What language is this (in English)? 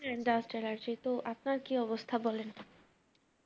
Bangla